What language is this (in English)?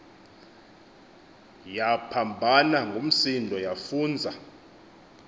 Xhosa